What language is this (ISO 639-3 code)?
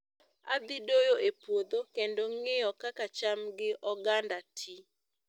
luo